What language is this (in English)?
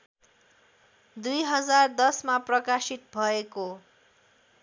Nepali